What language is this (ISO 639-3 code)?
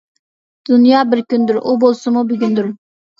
uig